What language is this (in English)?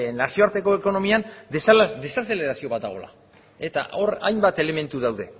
Basque